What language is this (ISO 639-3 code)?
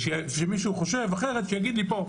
heb